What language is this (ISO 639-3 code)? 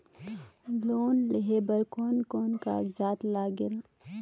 hne